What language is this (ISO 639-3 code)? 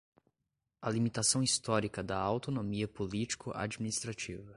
por